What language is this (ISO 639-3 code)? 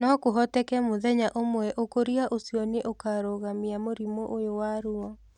kik